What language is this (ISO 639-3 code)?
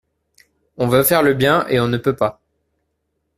fra